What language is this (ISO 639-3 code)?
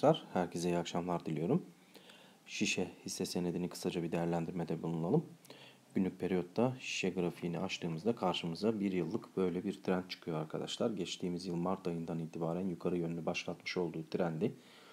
tur